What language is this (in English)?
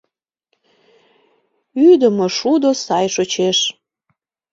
Mari